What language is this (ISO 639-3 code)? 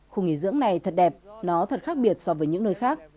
vie